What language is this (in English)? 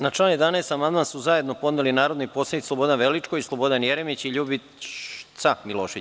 Serbian